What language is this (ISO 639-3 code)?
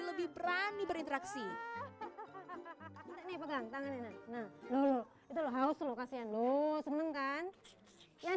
ind